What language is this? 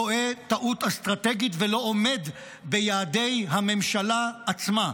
Hebrew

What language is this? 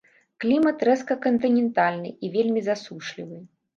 Belarusian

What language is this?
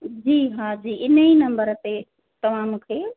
Sindhi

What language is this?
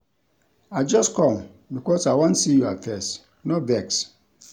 Nigerian Pidgin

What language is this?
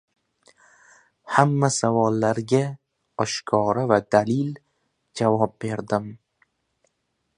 Uzbek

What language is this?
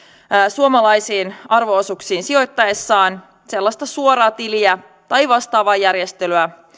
Finnish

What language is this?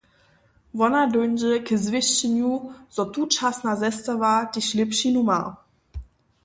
Upper Sorbian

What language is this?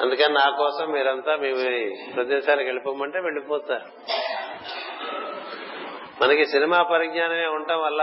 Telugu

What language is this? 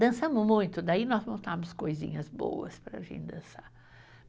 Portuguese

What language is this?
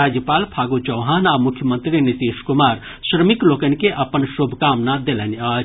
Maithili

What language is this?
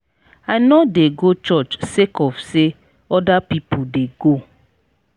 Nigerian Pidgin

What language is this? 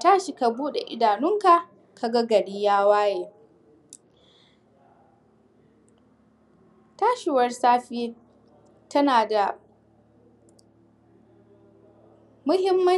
Hausa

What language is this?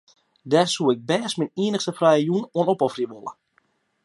Western Frisian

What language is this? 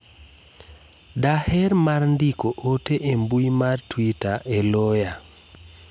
Luo (Kenya and Tanzania)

